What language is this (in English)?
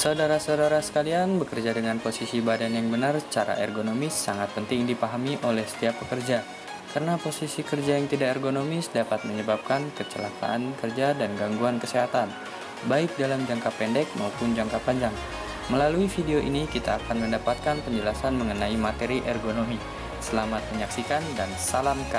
Indonesian